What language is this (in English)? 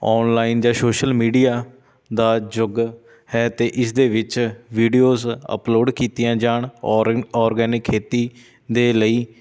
Punjabi